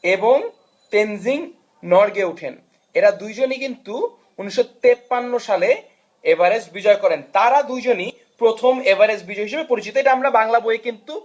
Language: Bangla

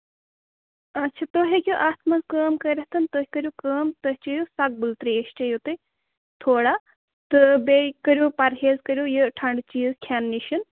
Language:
Kashmiri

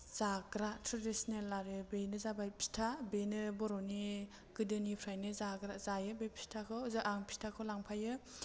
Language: Bodo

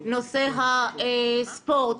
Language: Hebrew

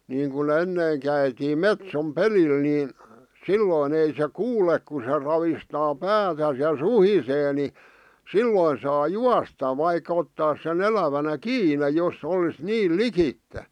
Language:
Finnish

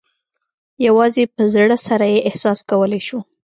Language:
Pashto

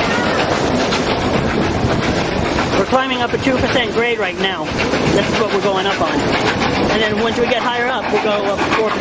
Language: English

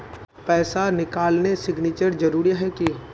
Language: Magahi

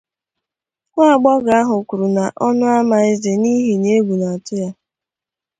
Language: Igbo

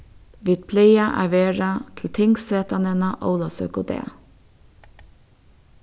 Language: Faroese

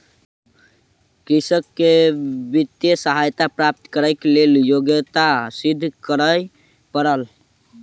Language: Maithili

